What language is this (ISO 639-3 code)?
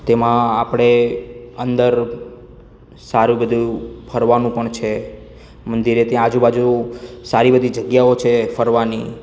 guj